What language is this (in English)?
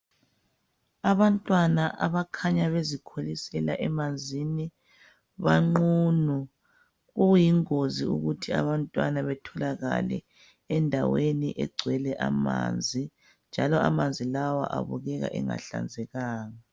North Ndebele